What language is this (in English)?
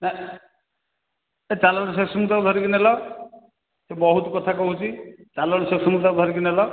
Odia